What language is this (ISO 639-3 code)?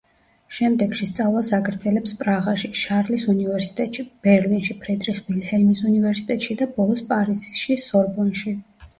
kat